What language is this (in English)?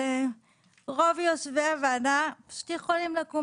Hebrew